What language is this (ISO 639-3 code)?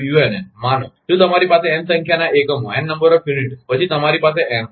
guj